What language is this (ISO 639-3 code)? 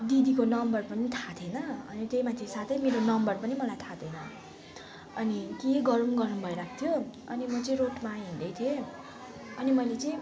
nep